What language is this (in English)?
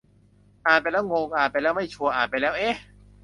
Thai